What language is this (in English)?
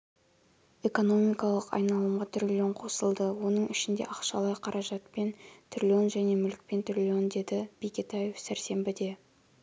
Kazakh